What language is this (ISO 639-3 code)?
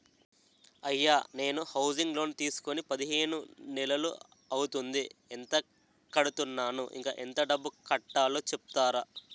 tel